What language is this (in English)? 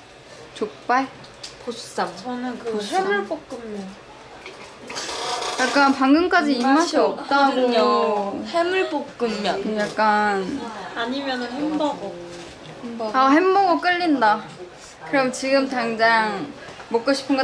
Korean